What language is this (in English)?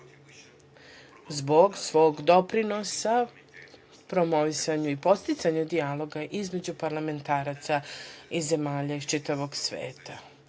Serbian